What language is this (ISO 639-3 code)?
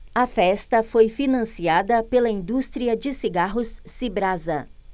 por